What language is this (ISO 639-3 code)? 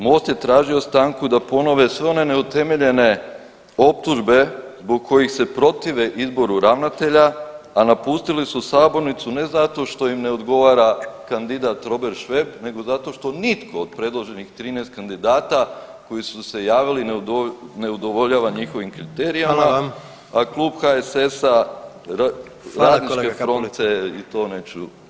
hrv